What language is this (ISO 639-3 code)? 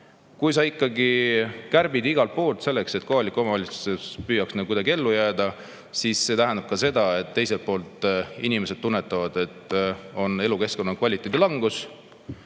est